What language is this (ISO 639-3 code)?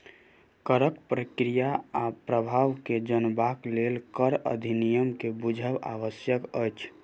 mai